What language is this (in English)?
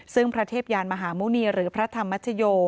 Thai